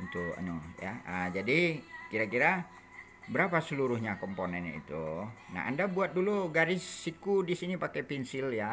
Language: Indonesian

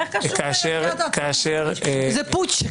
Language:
Hebrew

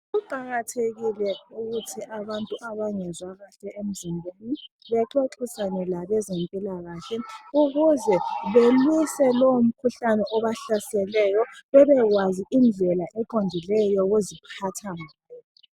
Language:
North Ndebele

